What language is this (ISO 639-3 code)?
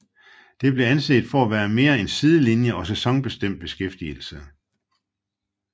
dan